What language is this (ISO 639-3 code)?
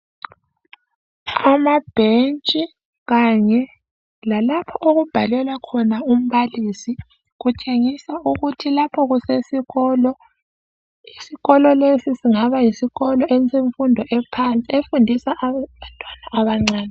nde